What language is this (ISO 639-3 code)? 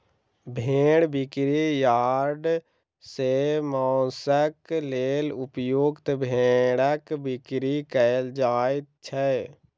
mai